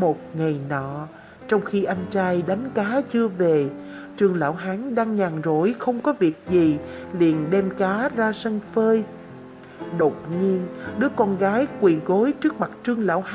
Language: Vietnamese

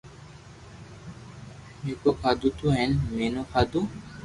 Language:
Loarki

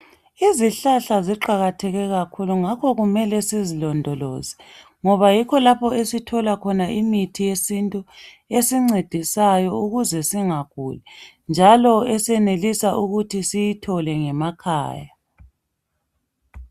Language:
North Ndebele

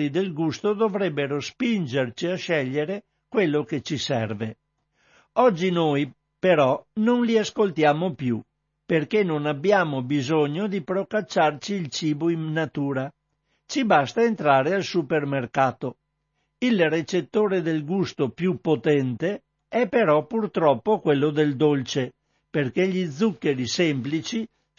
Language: Italian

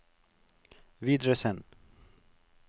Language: Norwegian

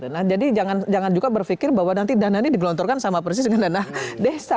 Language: Indonesian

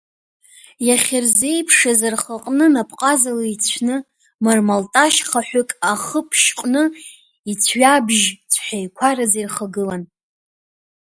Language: Abkhazian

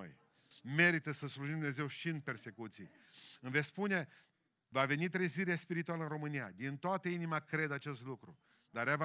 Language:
Romanian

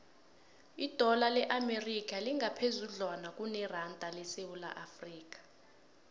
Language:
South Ndebele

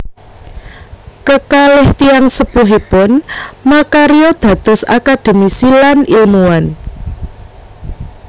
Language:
Javanese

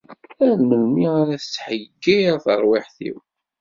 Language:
Kabyle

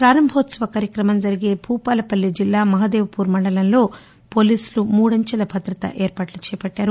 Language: Telugu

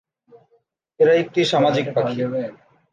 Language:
Bangla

